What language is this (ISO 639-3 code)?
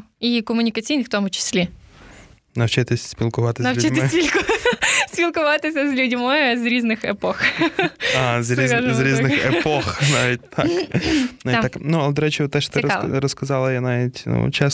ukr